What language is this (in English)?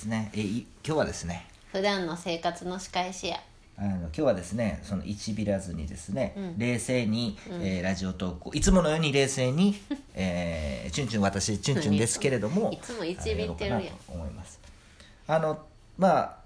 Japanese